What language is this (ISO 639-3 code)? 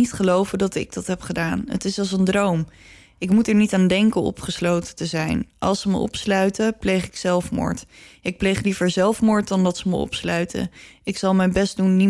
nld